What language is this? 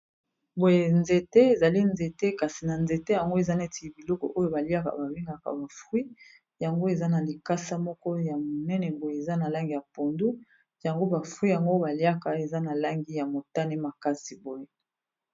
Lingala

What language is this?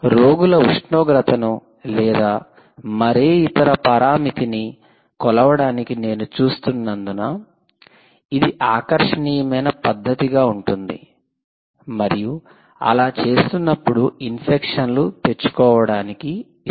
Telugu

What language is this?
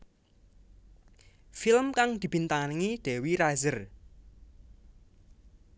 Javanese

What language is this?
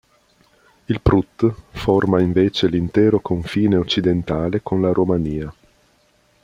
Italian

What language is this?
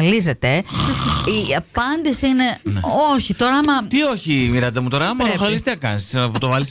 Greek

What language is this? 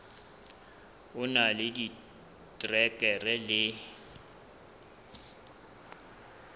Southern Sotho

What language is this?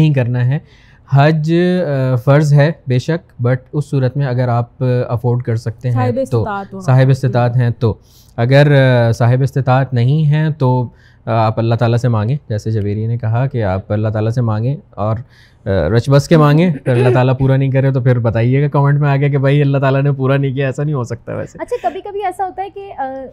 Urdu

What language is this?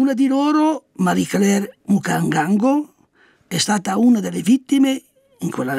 Italian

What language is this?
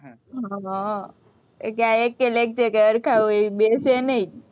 Gujarati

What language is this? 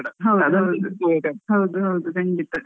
Kannada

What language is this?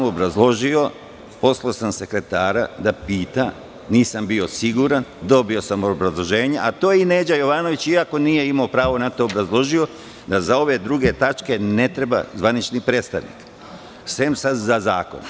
Serbian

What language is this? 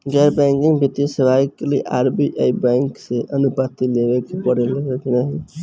Bhojpuri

